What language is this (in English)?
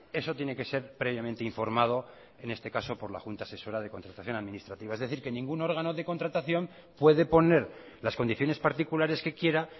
Spanish